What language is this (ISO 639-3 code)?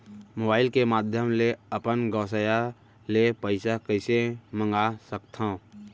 hne